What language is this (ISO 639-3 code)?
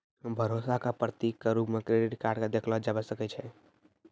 mai